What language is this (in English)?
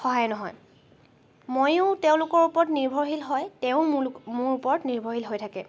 Assamese